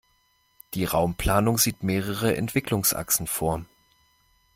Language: German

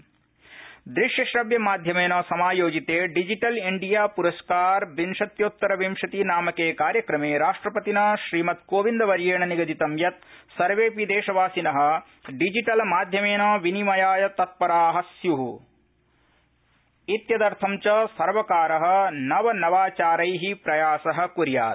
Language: Sanskrit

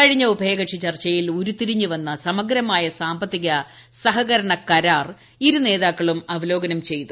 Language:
Malayalam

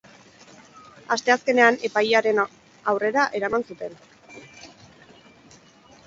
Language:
Basque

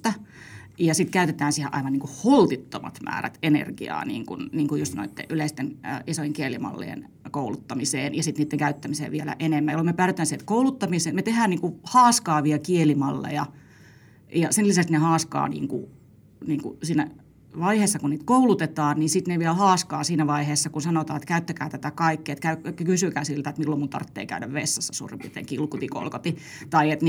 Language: Finnish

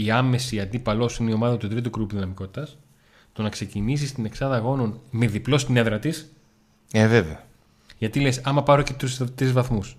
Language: Greek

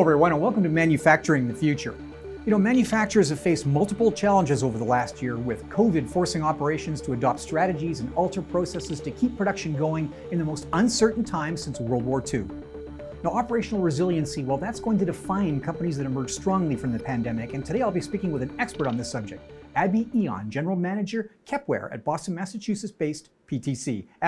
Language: English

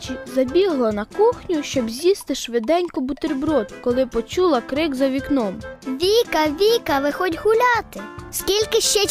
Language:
Ukrainian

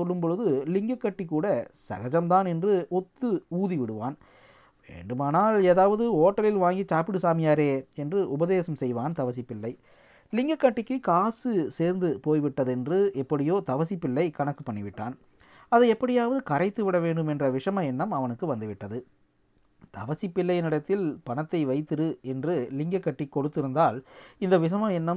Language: Tamil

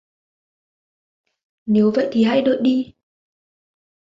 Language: Vietnamese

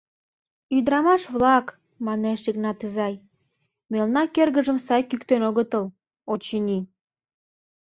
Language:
Mari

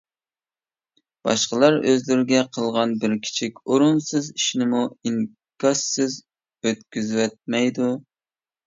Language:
Uyghur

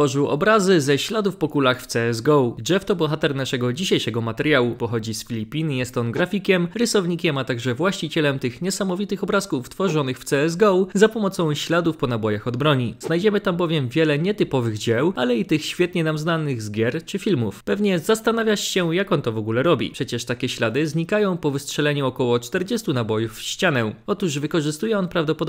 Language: Polish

